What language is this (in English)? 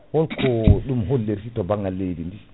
Fula